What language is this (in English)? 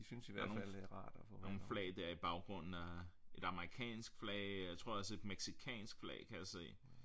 Danish